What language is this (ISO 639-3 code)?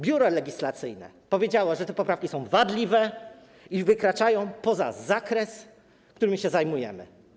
pol